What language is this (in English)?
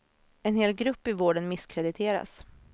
Swedish